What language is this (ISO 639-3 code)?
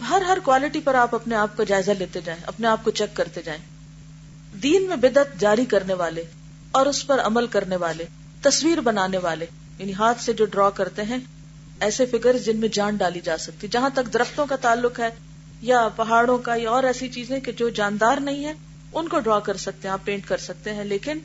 urd